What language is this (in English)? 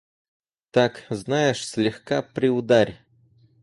Russian